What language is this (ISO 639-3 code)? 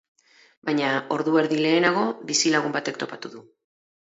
eus